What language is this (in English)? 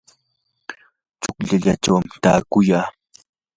Yanahuanca Pasco Quechua